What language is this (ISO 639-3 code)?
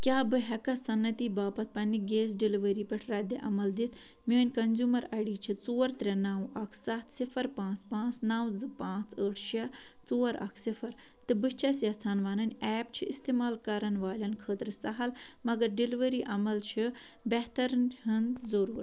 kas